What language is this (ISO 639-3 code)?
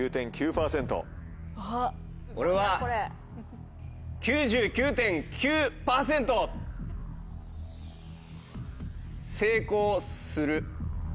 jpn